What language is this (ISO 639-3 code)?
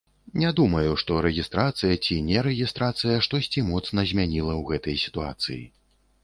bel